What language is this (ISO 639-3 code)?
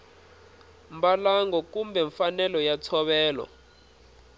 tso